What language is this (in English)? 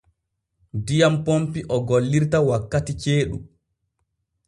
Borgu Fulfulde